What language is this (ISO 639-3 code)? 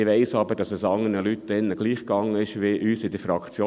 gsw